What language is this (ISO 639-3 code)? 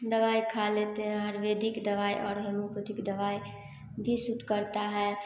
hin